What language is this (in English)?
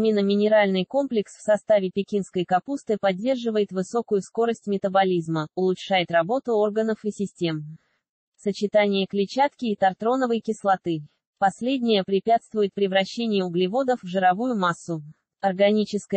Russian